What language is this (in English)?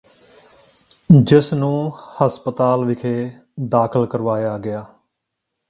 Punjabi